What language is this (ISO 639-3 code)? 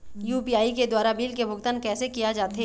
hne